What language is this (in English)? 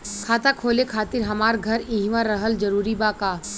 Bhojpuri